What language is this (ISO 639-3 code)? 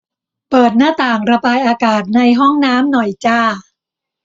tha